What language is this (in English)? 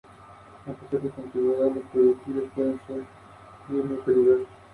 Spanish